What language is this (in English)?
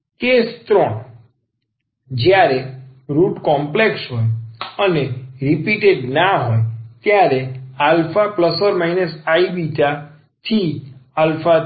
Gujarati